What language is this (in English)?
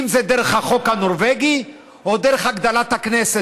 Hebrew